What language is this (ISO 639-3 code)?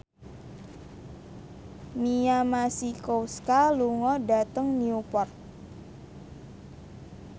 jav